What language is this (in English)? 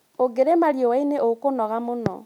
Kikuyu